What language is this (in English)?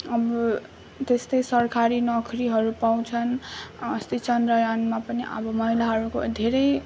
Nepali